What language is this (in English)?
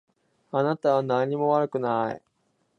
Japanese